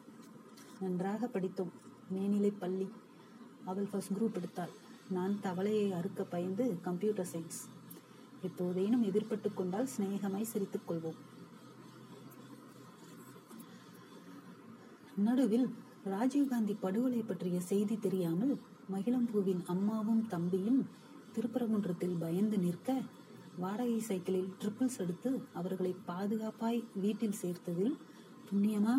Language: Tamil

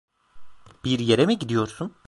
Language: Turkish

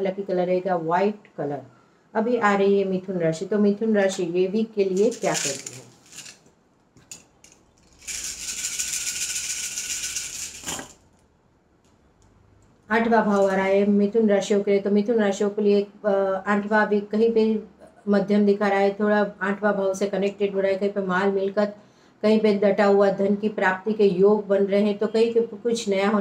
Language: Hindi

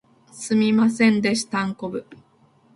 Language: Japanese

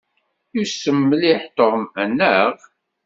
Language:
Kabyle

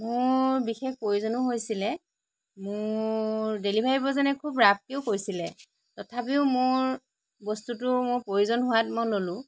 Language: Assamese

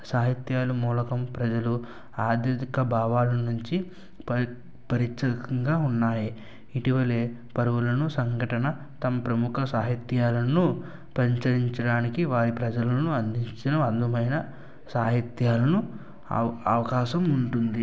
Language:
Telugu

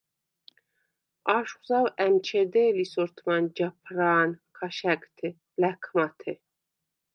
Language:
Svan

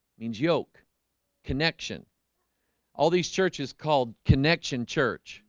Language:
English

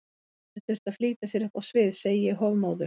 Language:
Icelandic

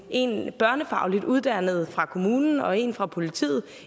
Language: Danish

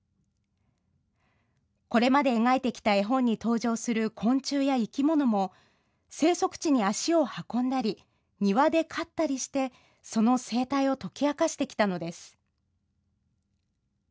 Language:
Japanese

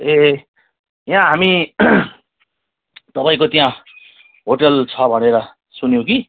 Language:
Nepali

